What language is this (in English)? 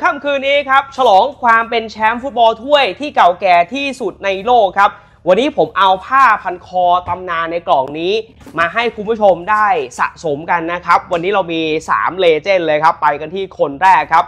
Thai